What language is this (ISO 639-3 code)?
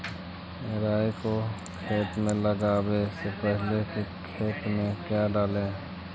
mag